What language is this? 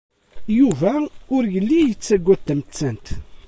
Kabyle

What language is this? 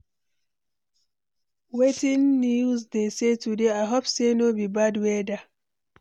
Nigerian Pidgin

